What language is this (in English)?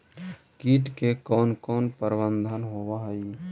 Magahi